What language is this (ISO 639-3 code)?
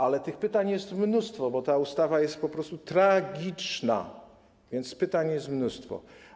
pol